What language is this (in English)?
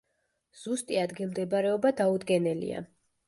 Georgian